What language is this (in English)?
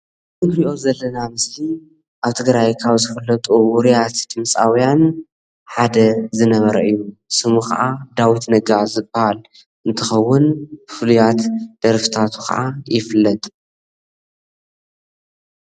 Tigrinya